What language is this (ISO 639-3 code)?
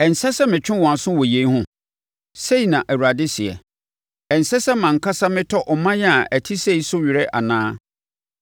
aka